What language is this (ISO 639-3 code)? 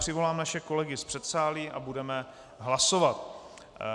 ces